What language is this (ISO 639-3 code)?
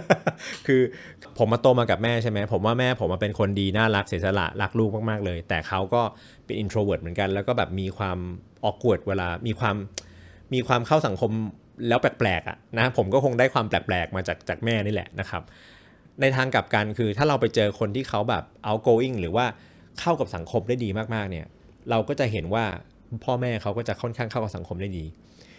tha